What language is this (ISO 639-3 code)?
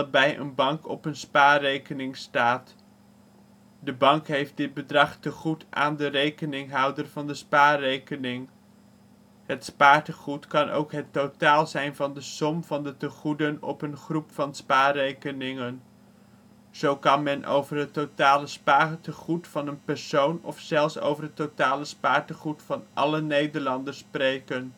nld